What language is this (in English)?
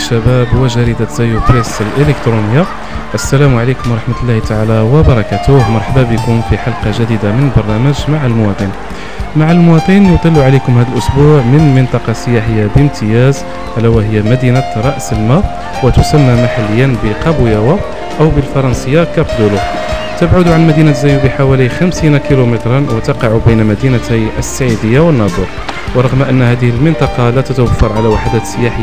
Arabic